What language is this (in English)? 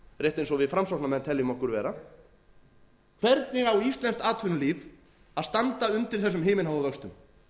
Icelandic